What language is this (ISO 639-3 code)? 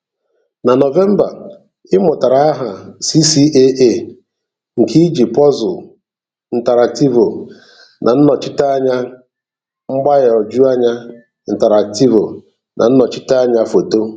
ibo